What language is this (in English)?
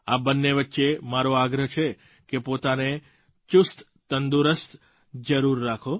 Gujarati